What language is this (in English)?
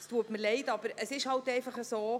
Swiss German